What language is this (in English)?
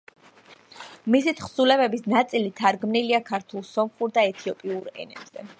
Georgian